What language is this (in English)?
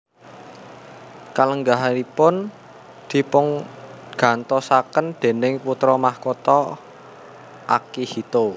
Javanese